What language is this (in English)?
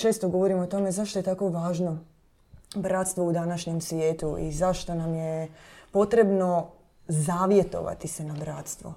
Croatian